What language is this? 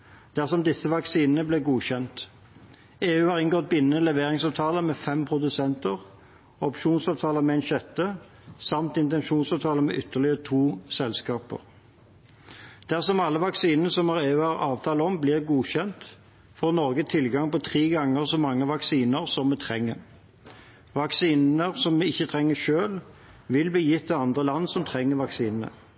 Norwegian Bokmål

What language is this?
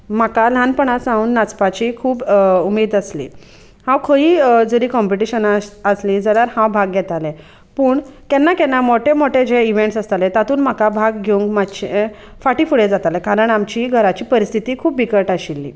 Konkani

